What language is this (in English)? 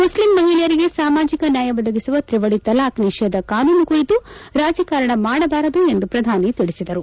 Kannada